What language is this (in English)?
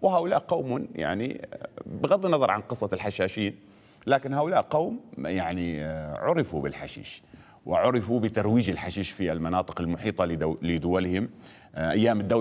Arabic